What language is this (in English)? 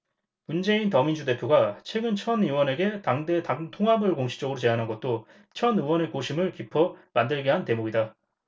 Korean